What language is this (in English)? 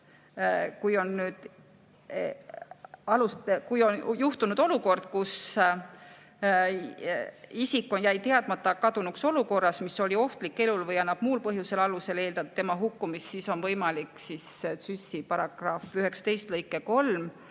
Estonian